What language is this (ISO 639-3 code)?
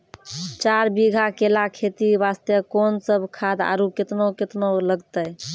mai